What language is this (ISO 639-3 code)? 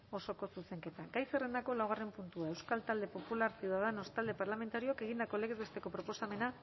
eus